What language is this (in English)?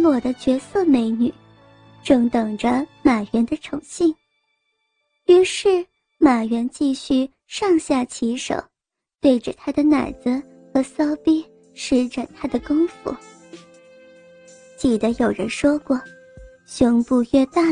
Chinese